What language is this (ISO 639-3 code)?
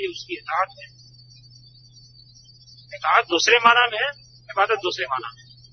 hin